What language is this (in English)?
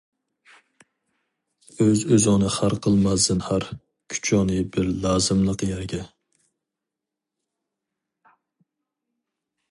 Uyghur